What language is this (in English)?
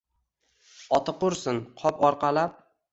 Uzbek